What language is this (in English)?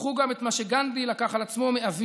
Hebrew